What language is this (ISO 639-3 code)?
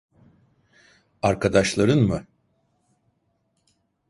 tur